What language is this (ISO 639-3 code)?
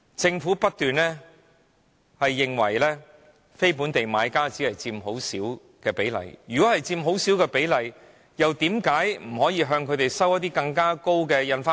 yue